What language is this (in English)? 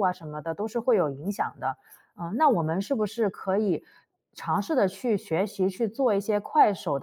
Chinese